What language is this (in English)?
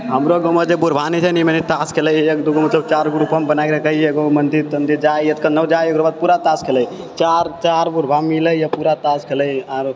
Maithili